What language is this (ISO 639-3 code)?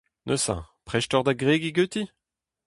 bre